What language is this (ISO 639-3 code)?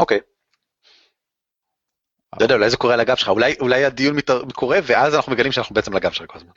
heb